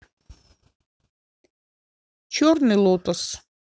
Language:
Russian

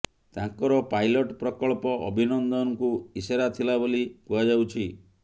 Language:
Odia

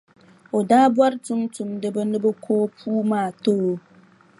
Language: Dagbani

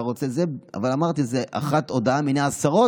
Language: Hebrew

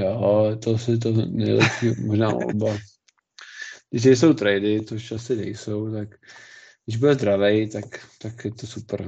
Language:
Czech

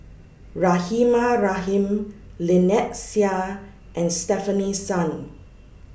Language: English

